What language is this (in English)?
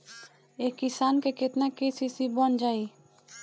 Bhojpuri